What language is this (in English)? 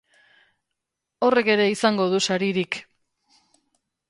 Basque